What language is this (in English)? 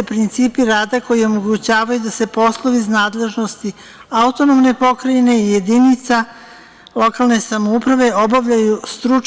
Serbian